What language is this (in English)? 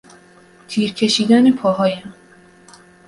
Persian